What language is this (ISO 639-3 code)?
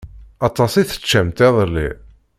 kab